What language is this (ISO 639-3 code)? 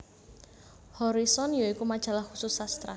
jav